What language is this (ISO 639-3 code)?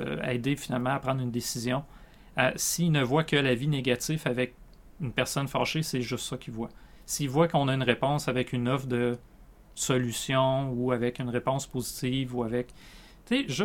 fra